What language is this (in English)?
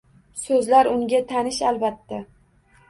Uzbek